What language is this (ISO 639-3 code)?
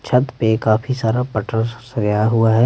hin